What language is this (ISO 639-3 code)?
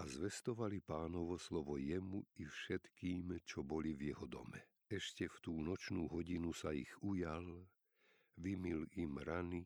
slk